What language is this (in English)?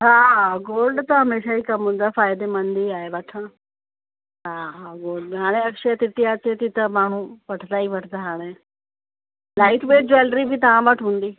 Sindhi